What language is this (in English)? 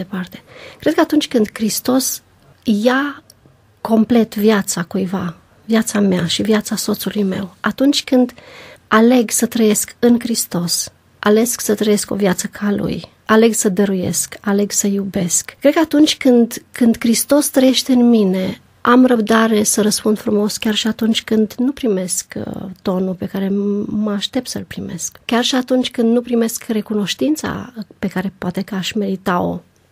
Romanian